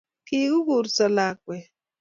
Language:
Kalenjin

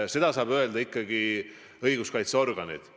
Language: Estonian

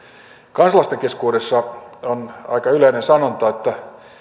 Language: Finnish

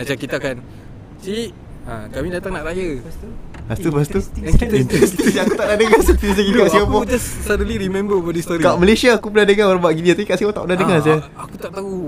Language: Malay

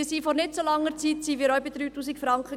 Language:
Swiss German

